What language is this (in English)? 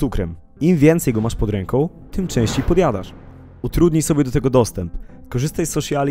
Polish